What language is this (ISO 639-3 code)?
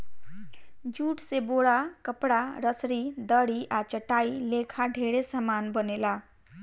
bho